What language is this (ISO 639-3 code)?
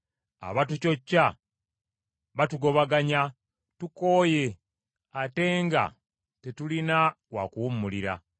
lug